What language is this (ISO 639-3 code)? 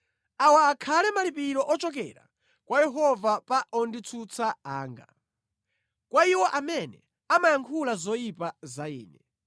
nya